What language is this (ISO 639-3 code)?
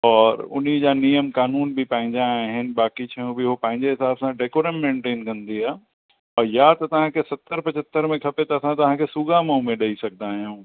snd